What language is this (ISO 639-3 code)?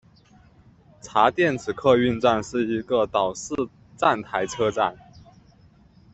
zho